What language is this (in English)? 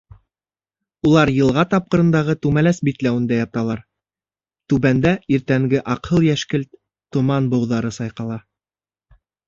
Bashkir